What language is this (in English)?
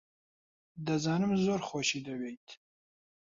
Central Kurdish